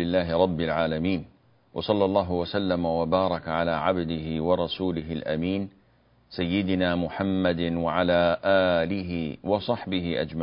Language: Arabic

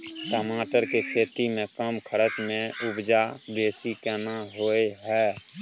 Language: Maithili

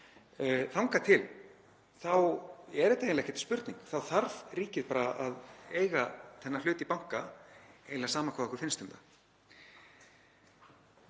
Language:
Icelandic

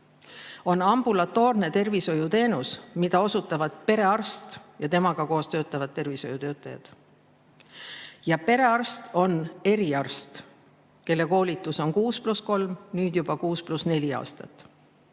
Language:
Estonian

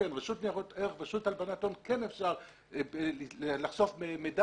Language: Hebrew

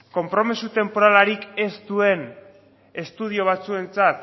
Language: Basque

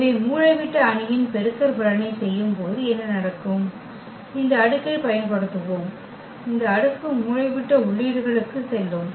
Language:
Tamil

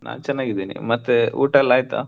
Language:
Kannada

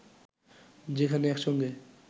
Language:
Bangla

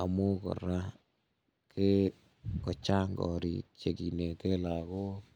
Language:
Kalenjin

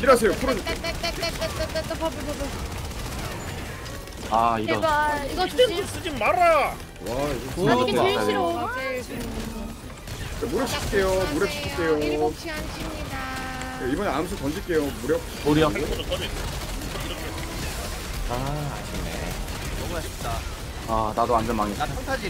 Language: Korean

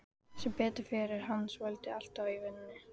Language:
Icelandic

